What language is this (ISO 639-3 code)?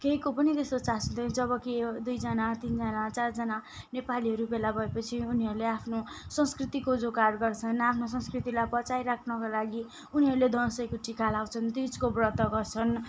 nep